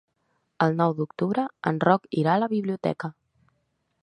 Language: Catalan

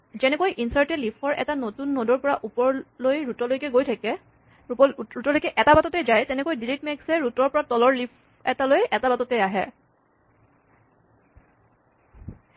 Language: Assamese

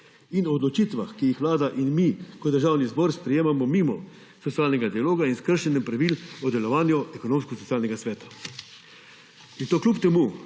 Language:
Slovenian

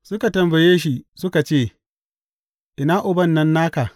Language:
Hausa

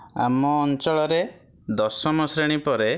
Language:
Odia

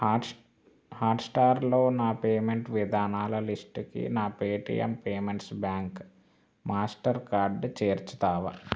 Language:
Telugu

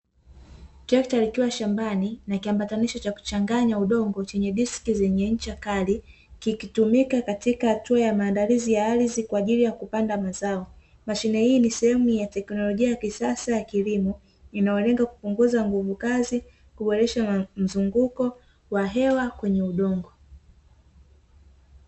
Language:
Swahili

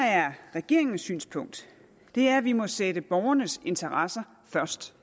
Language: Danish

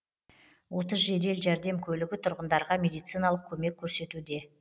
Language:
Kazakh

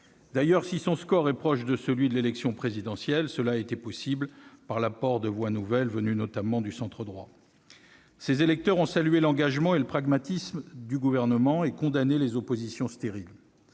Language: French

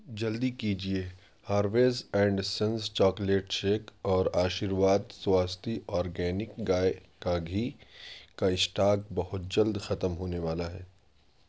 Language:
Urdu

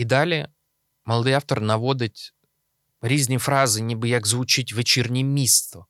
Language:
Ukrainian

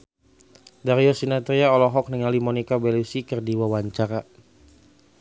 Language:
Sundanese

